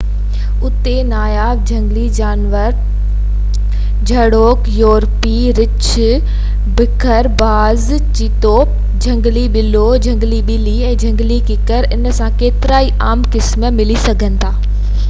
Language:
Sindhi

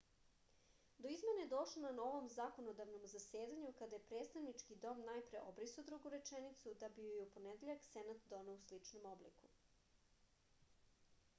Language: Serbian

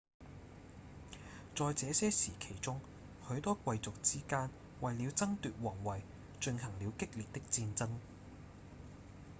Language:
Cantonese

